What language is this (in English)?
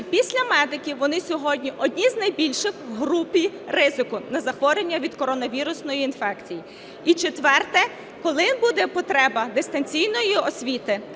Ukrainian